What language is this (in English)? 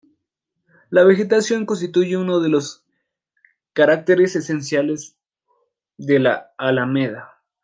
Spanish